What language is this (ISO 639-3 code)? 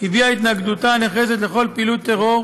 heb